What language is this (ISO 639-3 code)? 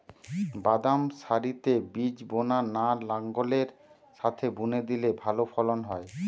ben